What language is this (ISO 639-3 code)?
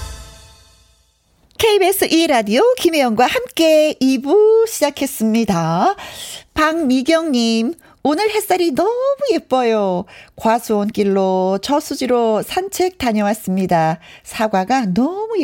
kor